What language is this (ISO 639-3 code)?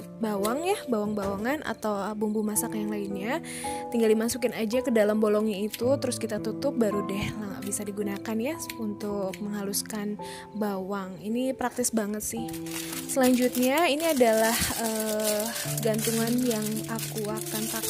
ind